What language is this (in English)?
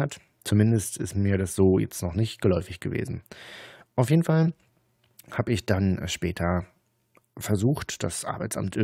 German